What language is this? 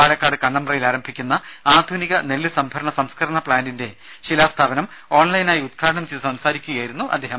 Malayalam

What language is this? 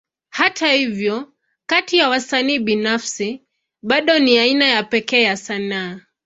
Swahili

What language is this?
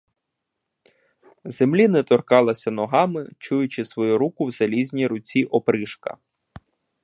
Ukrainian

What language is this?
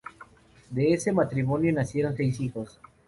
Spanish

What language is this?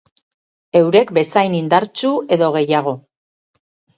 Basque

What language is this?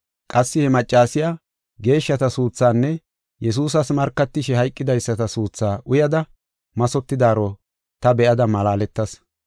Gofa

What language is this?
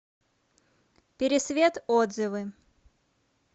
Russian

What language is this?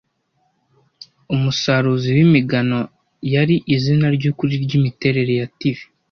Kinyarwanda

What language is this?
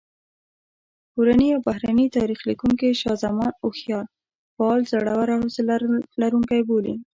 Pashto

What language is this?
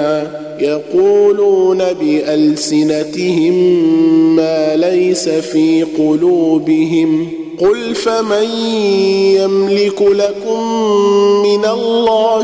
Arabic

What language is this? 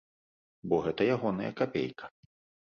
Belarusian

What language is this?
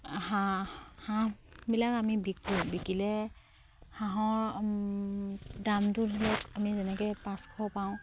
Assamese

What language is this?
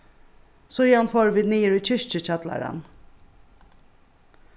Faroese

